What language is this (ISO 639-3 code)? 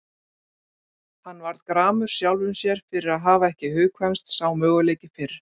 isl